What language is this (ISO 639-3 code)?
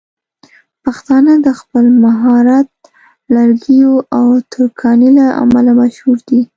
pus